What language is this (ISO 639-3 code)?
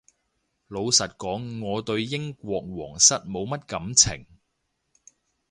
yue